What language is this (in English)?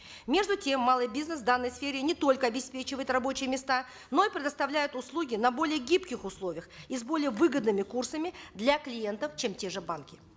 Kazakh